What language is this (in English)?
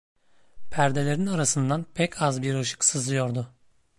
Turkish